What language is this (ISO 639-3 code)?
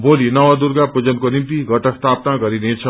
nep